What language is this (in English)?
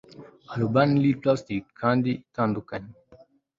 Kinyarwanda